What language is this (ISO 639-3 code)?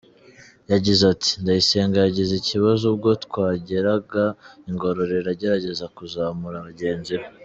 kin